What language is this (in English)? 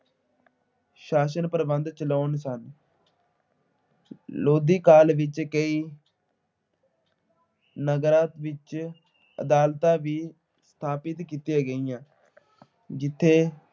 Punjabi